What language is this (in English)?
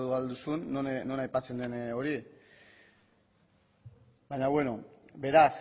Basque